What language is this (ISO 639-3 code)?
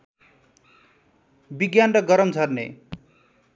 nep